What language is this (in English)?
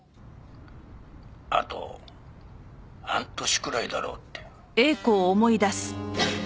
Japanese